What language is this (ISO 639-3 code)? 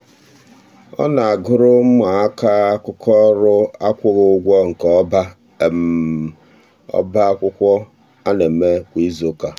ibo